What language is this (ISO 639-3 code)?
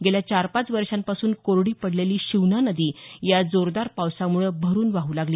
mar